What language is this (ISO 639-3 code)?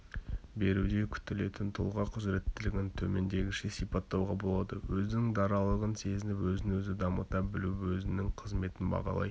kaz